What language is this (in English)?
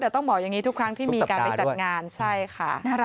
Thai